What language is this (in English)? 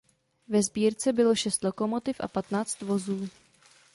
Czech